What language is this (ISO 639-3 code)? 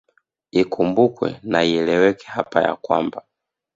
swa